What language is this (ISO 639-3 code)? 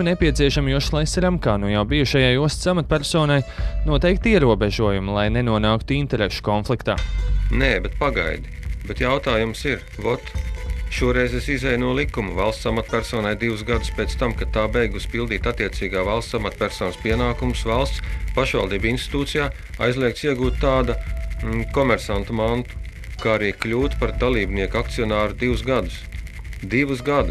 lav